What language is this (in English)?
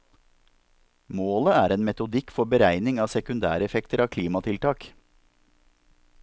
Norwegian